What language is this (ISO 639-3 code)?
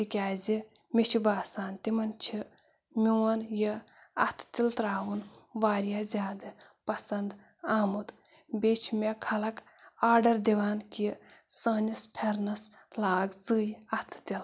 kas